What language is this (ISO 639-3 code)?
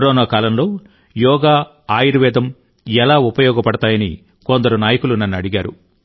tel